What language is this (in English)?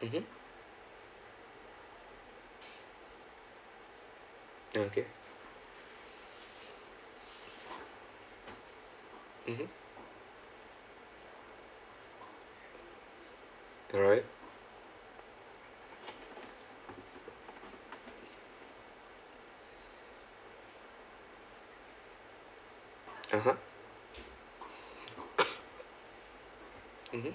English